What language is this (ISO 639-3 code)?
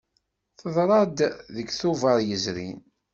kab